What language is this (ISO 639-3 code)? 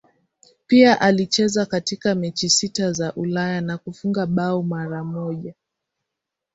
swa